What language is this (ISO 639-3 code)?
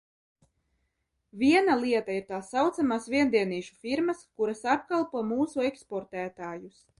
lav